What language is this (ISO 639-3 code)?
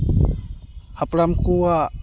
sat